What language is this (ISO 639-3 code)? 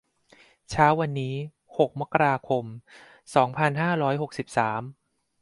tha